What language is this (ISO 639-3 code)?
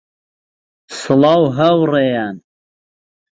ckb